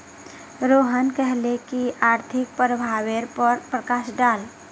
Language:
Magahi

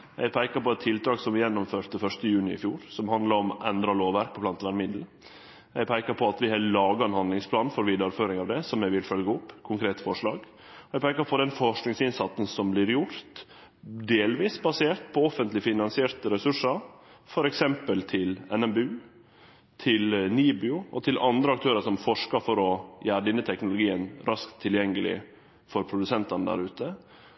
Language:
Norwegian Nynorsk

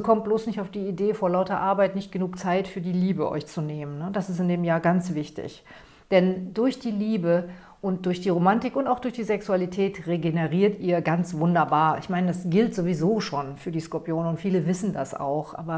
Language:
German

